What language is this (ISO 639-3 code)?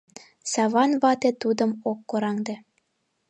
chm